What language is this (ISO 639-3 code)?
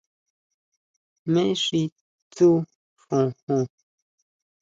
mau